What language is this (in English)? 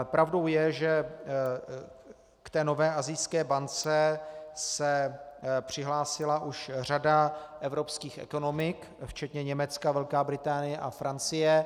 Czech